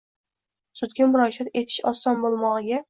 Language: Uzbek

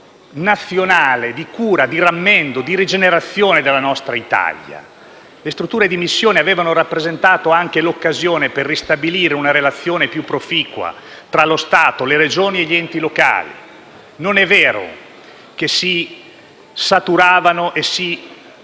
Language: Italian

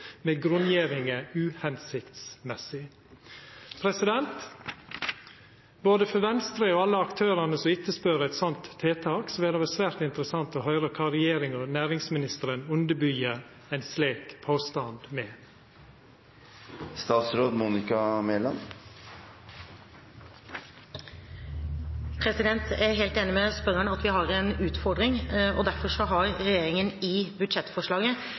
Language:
Norwegian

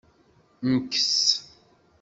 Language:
Kabyle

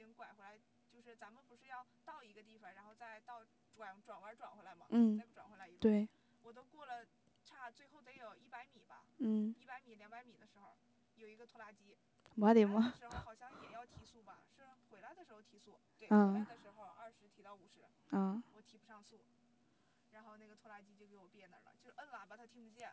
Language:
Chinese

